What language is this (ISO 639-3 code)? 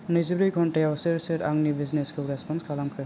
brx